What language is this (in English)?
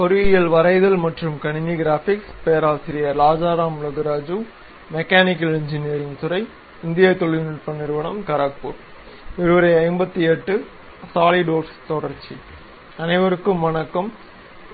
Tamil